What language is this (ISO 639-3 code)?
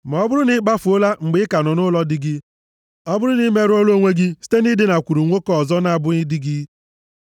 ibo